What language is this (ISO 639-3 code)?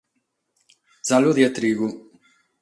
srd